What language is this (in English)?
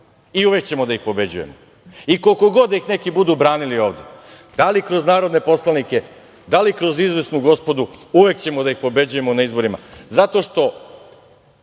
Serbian